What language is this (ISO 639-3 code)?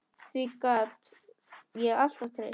isl